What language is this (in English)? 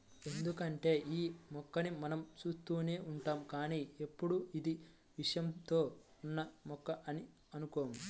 Telugu